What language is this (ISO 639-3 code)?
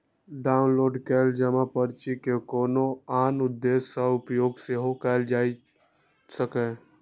mai